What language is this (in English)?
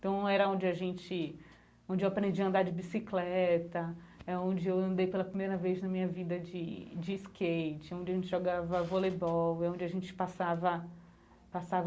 Portuguese